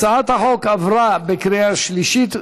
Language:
Hebrew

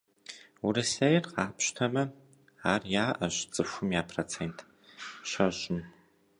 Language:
Kabardian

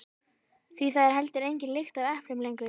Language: Icelandic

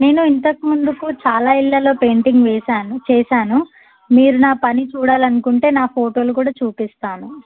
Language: Telugu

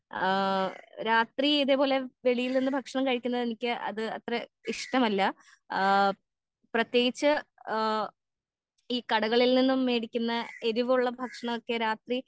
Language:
Malayalam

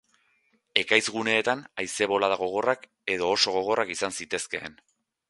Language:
Basque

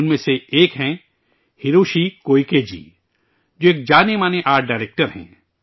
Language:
Urdu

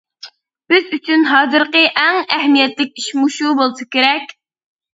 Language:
Uyghur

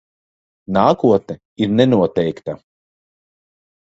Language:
Latvian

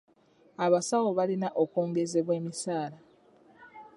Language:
Ganda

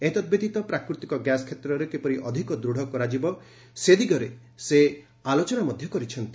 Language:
Odia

